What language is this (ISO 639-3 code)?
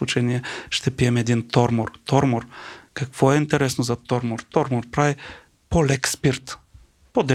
bul